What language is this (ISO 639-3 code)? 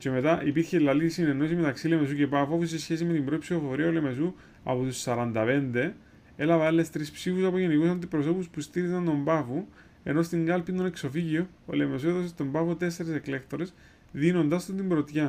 ell